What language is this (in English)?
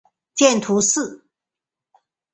Chinese